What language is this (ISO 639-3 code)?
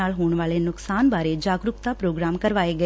pan